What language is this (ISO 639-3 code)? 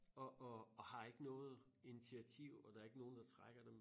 dan